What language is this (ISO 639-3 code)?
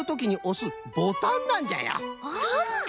jpn